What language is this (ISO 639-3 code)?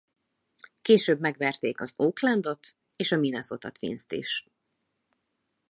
hun